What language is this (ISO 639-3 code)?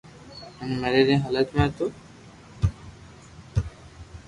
lrk